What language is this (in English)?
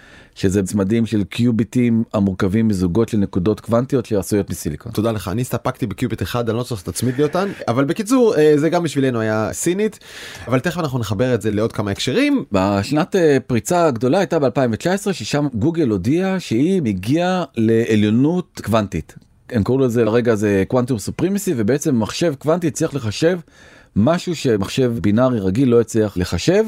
Hebrew